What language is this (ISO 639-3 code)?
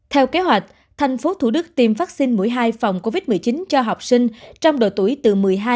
vie